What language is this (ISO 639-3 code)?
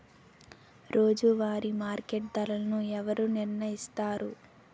tel